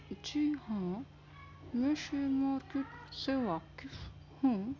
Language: Urdu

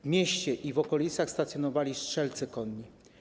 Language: Polish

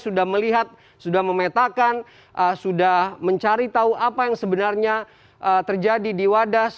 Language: Indonesian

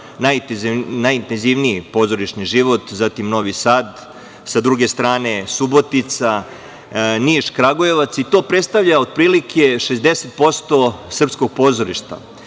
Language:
Serbian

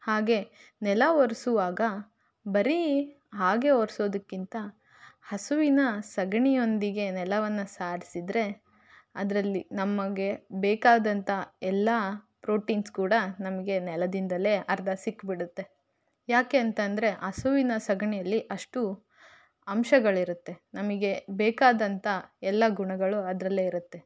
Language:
Kannada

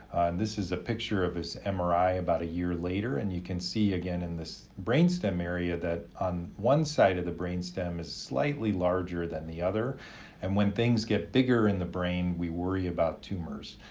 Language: English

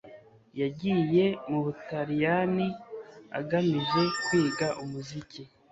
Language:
Kinyarwanda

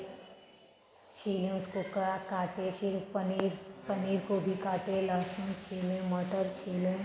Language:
Hindi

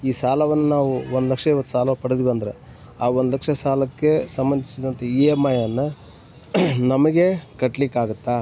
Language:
Kannada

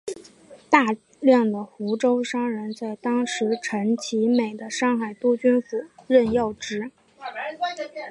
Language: Chinese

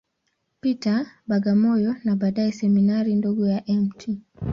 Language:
Swahili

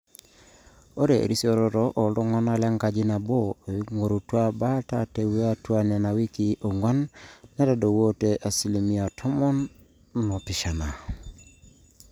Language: Masai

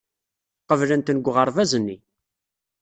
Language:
Kabyle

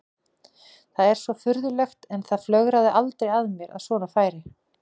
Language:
Icelandic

